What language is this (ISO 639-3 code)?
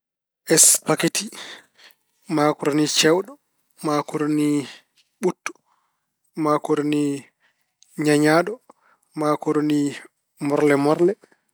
ful